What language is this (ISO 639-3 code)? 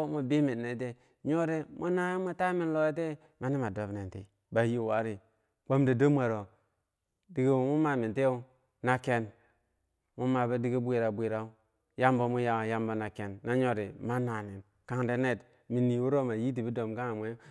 bsj